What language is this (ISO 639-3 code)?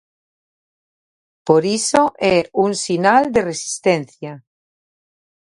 glg